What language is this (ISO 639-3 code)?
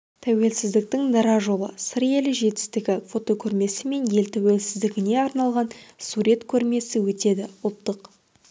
kaz